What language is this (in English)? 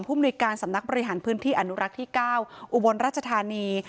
Thai